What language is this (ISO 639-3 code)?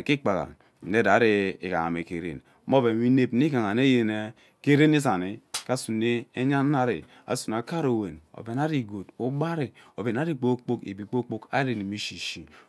byc